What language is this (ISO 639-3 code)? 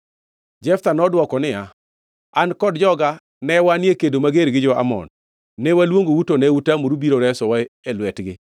luo